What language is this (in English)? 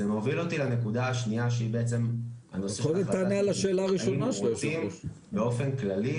Hebrew